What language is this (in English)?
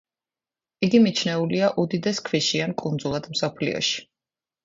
Georgian